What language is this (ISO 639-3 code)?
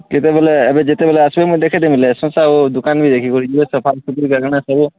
ori